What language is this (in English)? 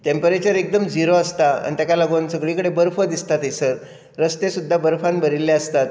Konkani